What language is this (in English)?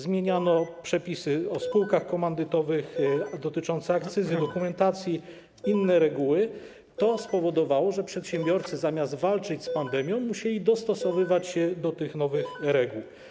Polish